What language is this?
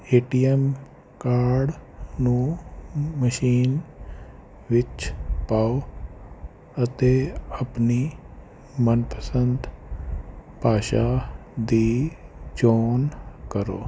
Punjabi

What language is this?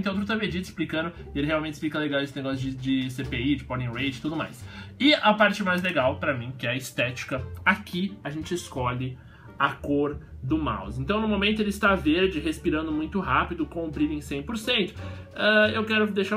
Portuguese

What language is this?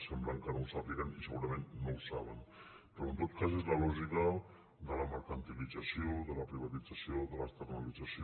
Catalan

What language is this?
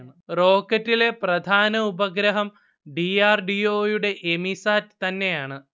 Malayalam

